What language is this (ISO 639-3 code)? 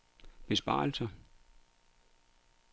dan